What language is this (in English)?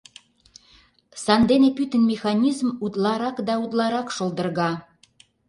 Mari